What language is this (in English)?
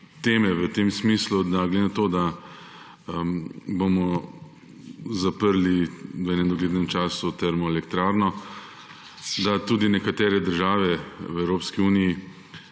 Slovenian